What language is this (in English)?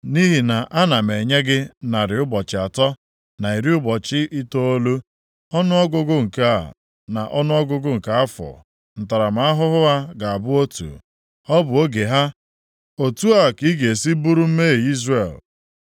Igbo